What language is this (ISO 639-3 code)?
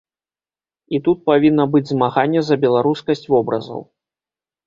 bel